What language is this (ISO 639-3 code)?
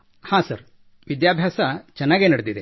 kan